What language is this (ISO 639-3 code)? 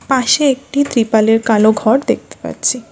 ben